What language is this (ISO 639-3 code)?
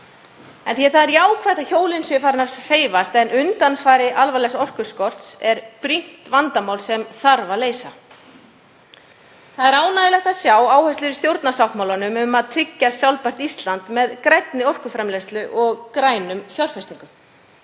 isl